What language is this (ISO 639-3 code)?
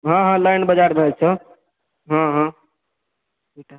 mai